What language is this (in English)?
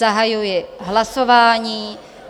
Czech